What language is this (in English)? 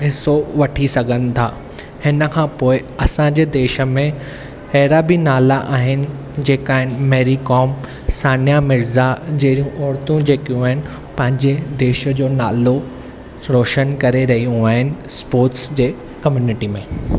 Sindhi